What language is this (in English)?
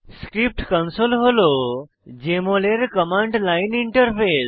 Bangla